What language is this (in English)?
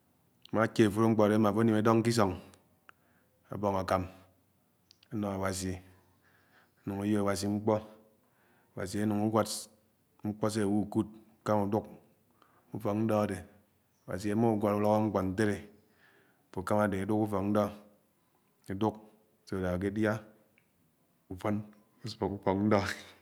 Anaang